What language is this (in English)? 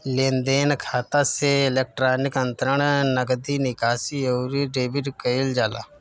Bhojpuri